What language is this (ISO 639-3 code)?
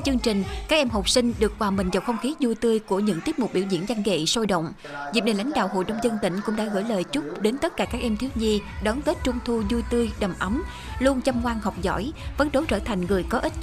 vie